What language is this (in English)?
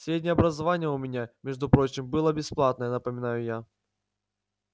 Russian